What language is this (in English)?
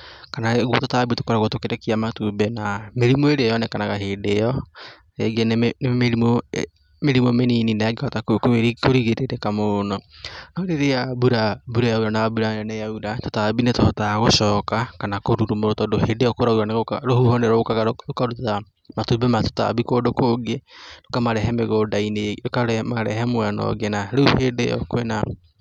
Kikuyu